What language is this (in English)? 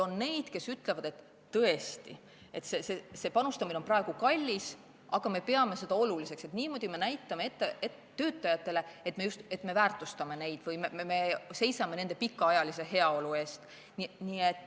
Estonian